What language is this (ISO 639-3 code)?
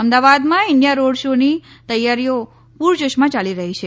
guj